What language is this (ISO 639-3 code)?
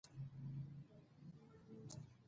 pus